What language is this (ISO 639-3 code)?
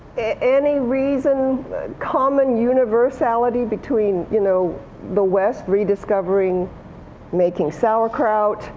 eng